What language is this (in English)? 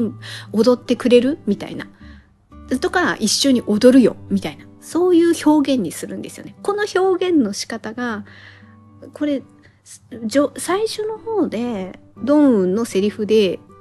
Japanese